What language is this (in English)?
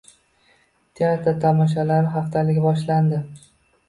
Uzbek